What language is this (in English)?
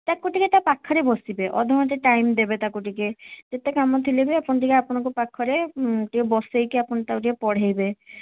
Odia